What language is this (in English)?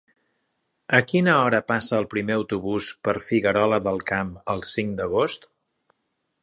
Catalan